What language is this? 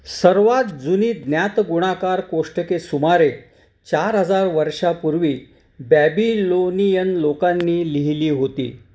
Marathi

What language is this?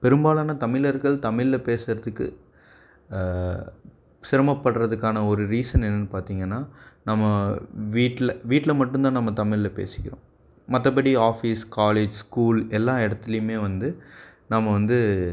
Tamil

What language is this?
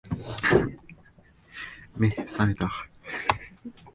Japanese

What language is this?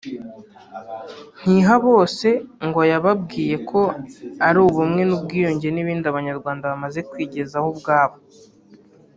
Kinyarwanda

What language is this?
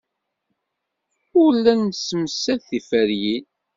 Kabyle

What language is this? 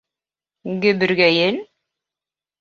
Bashkir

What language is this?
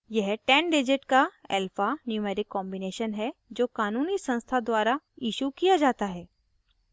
Hindi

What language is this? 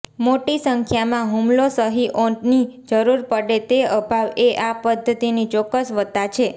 Gujarati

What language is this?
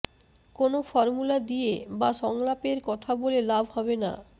Bangla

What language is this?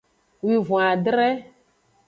Aja (Benin)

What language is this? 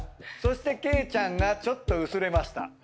Japanese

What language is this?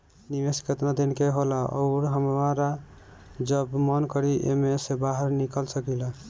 Bhojpuri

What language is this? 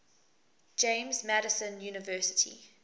English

